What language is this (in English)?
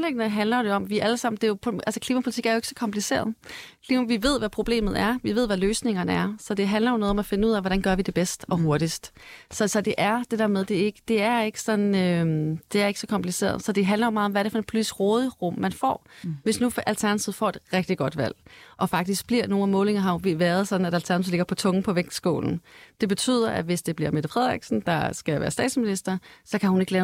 Danish